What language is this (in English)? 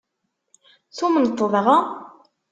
Kabyle